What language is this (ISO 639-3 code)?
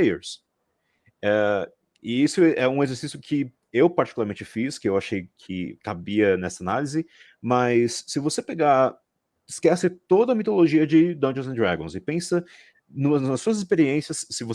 por